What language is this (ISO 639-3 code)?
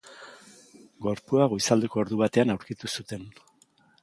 eus